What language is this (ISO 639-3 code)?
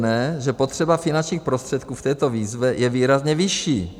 ces